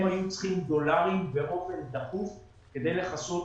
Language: Hebrew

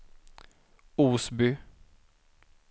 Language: Swedish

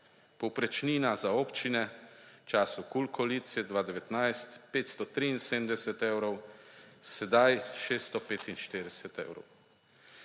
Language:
Slovenian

